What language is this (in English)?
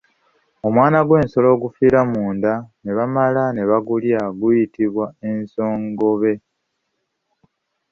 Ganda